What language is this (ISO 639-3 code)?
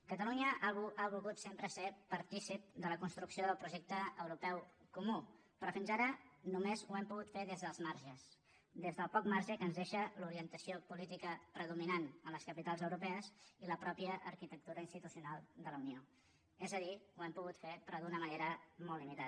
cat